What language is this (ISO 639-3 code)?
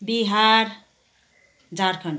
nep